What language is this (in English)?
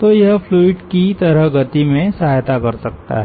Hindi